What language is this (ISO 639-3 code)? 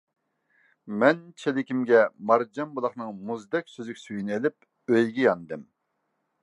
uig